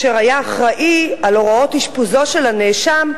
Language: Hebrew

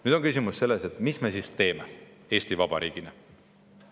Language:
Estonian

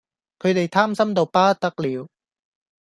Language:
Cantonese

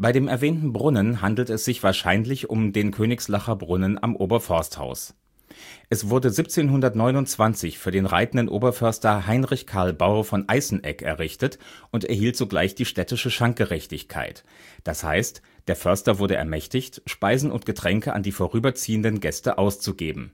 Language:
German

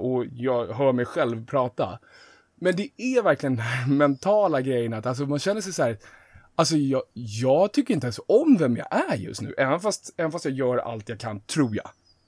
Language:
Swedish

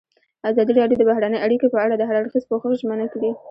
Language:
Pashto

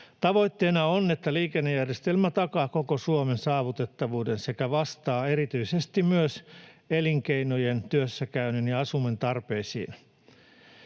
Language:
Finnish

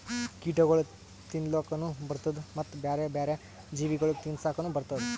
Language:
Kannada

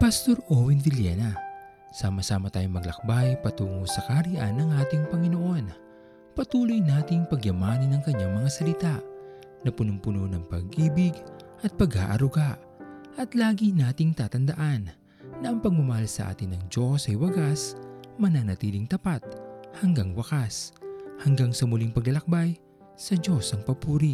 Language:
Filipino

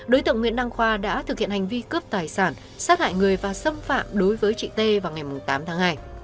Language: Vietnamese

